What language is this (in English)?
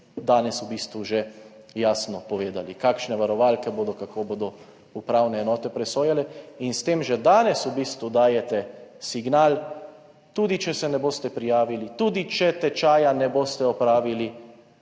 Slovenian